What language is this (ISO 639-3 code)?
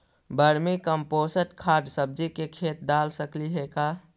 mag